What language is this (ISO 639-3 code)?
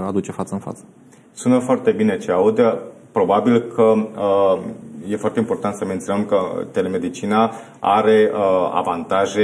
ron